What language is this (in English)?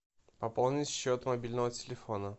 Russian